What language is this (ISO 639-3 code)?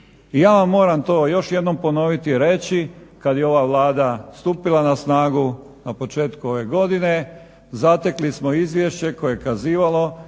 hrv